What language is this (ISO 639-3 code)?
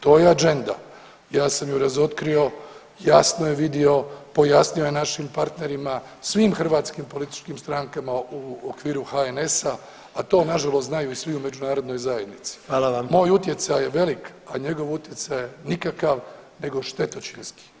hrv